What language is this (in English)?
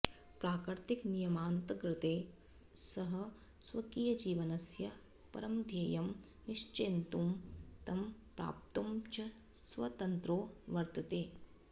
Sanskrit